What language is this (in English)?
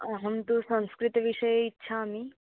Sanskrit